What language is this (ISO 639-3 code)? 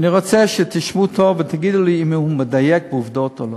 heb